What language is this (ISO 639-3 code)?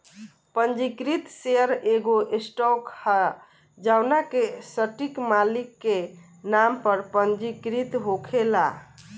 bho